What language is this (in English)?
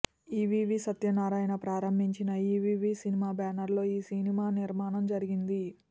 Telugu